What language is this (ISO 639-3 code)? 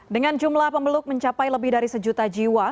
ind